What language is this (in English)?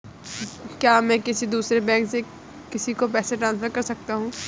Hindi